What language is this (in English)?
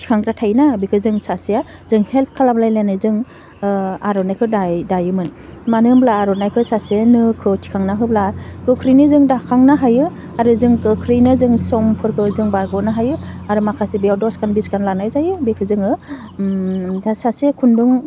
Bodo